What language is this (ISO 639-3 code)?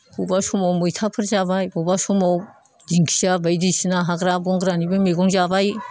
brx